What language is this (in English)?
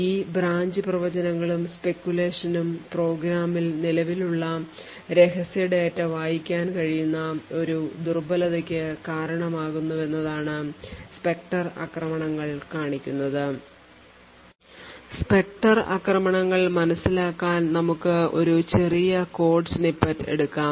Malayalam